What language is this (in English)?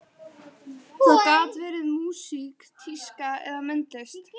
Icelandic